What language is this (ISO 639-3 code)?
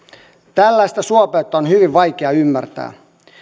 fin